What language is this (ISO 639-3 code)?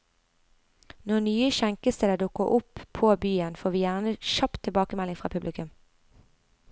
nor